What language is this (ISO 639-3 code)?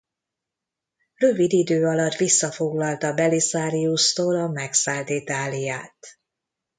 hun